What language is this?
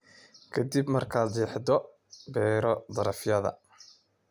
Somali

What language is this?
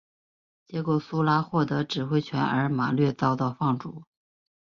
Chinese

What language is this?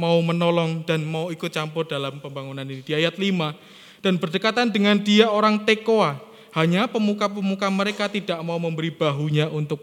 Indonesian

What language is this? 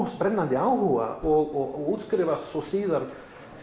Icelandic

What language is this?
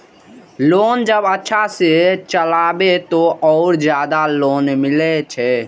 Maithili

